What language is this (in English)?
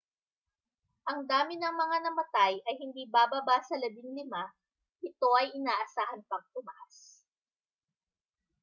Filipino